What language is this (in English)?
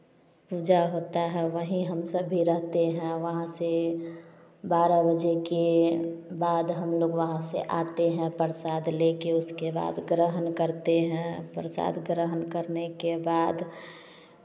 Hindi